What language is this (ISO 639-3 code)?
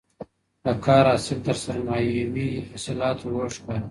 pus